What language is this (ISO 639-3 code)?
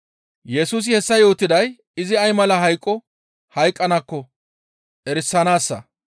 gmv